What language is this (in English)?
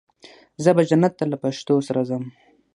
Pashto